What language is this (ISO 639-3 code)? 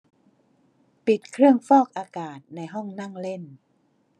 tha